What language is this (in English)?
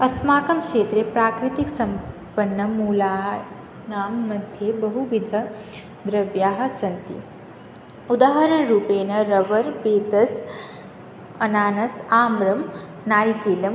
Sanskrit